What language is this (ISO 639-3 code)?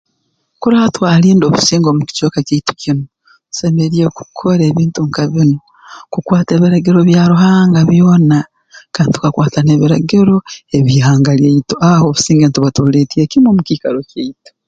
ttj